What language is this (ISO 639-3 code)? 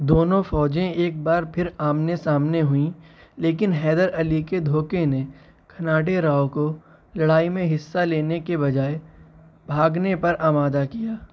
urd